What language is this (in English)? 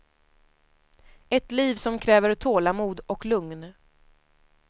Swedish